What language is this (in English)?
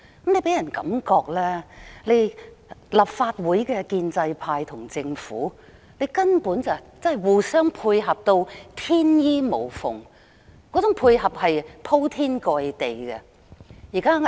Cantonese